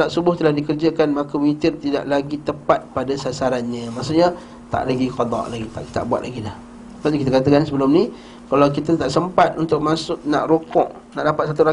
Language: Malay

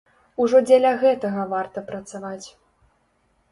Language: Belarusian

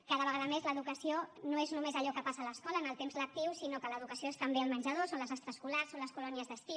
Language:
Catalan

